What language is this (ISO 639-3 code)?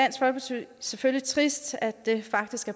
dan